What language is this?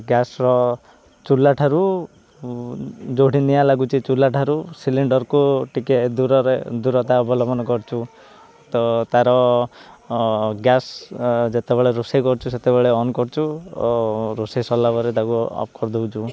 Odia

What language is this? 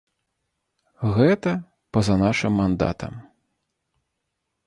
Belarusian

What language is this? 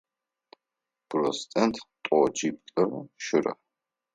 Adyghe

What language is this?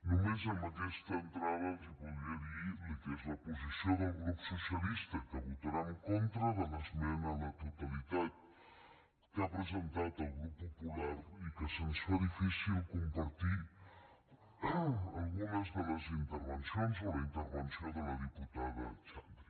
Catalan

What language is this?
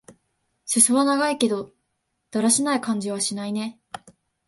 Japanese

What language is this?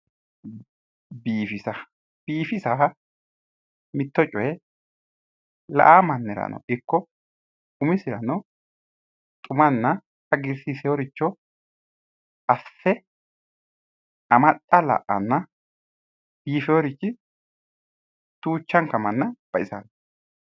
Sidamo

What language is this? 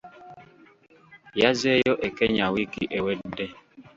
Ganda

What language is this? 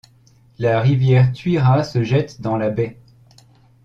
French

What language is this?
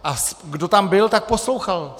Czech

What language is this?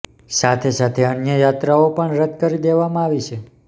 Gujarati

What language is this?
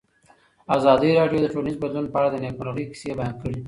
Pashto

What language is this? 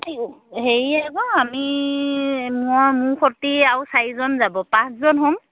Assamese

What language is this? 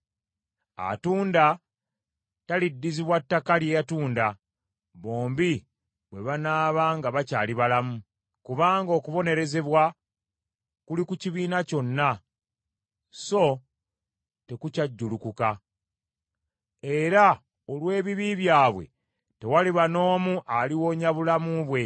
Ganda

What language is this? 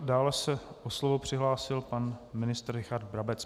Czech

